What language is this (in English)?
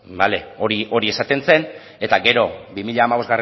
Basque